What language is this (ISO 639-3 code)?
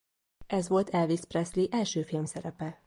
hun